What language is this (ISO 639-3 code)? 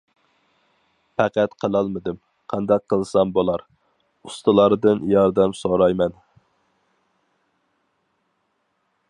uig